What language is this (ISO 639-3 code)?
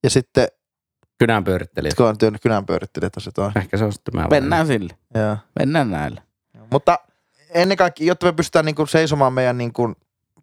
fin